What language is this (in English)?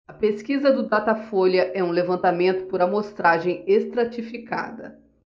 Portuguese